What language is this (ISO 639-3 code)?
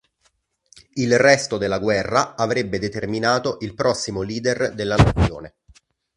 ita